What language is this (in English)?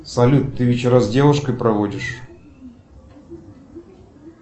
Russian